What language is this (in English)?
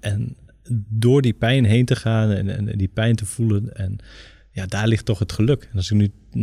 Dutch